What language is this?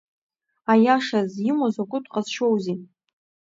Abkhazian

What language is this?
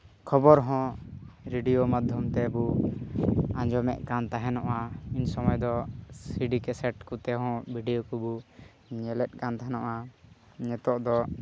Santali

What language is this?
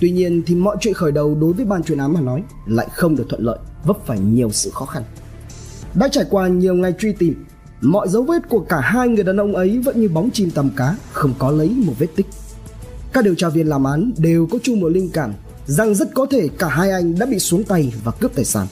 Vietnamese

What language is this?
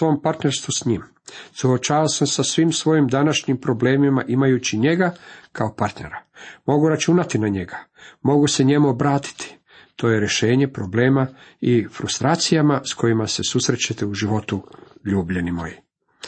Croatian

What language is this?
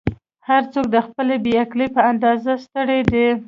Pashto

